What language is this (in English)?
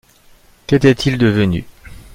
French